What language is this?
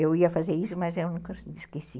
Portuguese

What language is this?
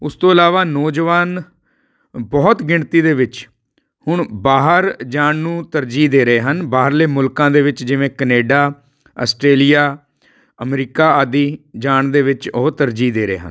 Punjabi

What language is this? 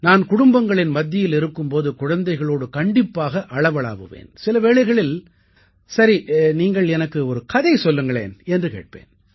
Tamil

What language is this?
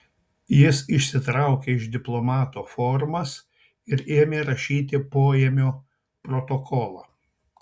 Lithuanian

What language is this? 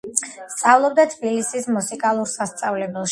Georgian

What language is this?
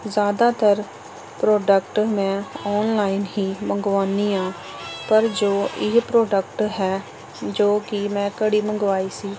Punjabi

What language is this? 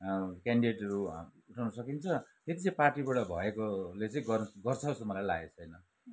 Nepali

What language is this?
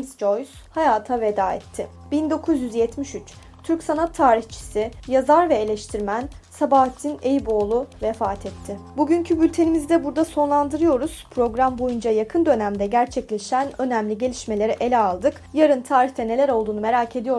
Turkish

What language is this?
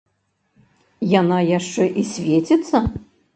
Belarusian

